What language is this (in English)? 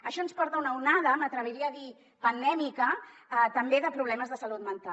Catalan